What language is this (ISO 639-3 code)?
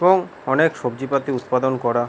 ben